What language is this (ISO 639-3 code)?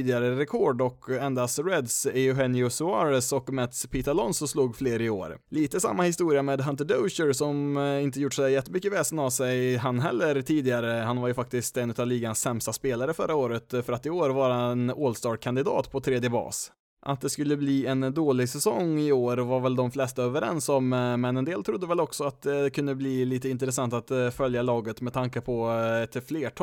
swe